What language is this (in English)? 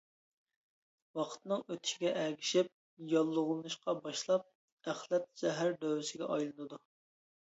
Uyghur